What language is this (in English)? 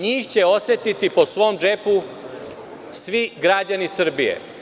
Serbian